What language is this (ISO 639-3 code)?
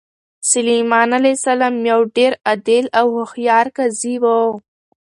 pus